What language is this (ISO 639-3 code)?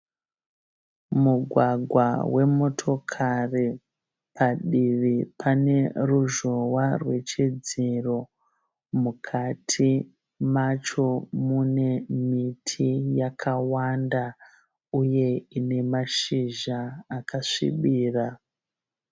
sna